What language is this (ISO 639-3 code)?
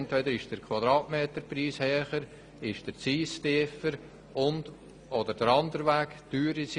gsw